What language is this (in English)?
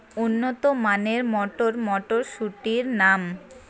Bangla